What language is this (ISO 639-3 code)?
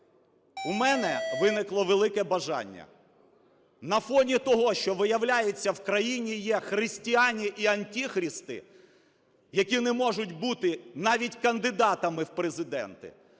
ukr